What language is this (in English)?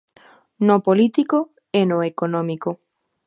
Galician